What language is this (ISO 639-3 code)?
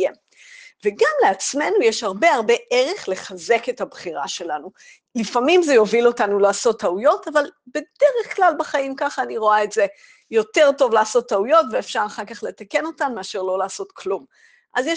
heb